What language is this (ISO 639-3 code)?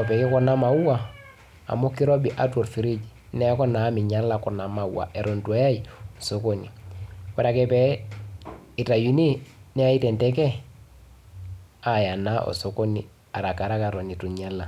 mas